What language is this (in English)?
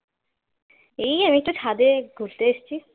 Bangla